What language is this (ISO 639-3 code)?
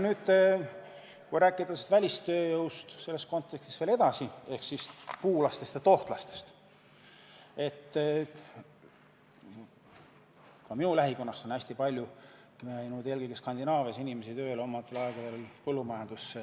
est